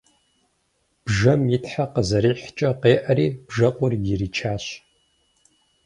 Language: Kabardian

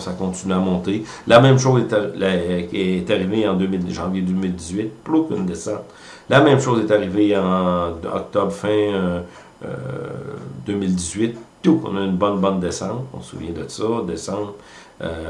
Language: French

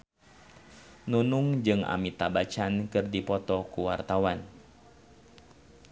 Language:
Sundanese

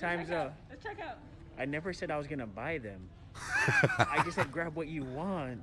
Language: Turkish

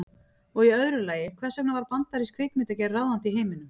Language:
Icelandic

